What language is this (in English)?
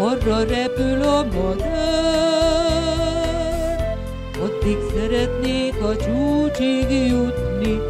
Hungarian